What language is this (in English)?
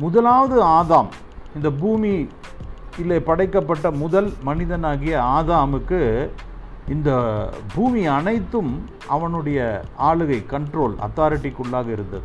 Tamil